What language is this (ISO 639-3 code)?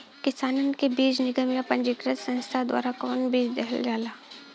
bho